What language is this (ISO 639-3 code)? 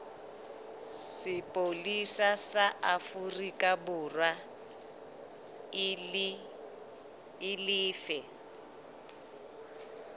sot